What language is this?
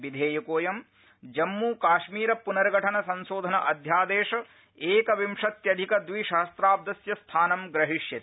Sanskrit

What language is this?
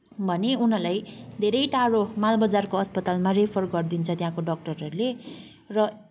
Nepali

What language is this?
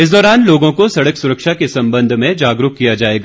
Hindi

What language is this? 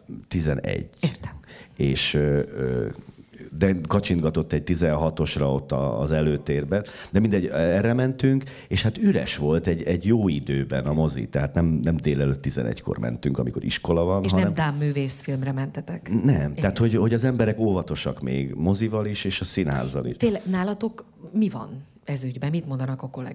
Hungarian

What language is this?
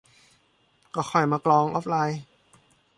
Thai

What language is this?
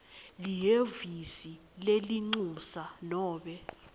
Swati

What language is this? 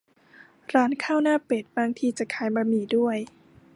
Thai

